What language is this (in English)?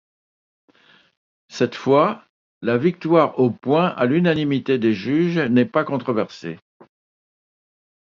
French